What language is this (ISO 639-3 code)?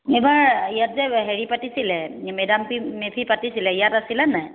asm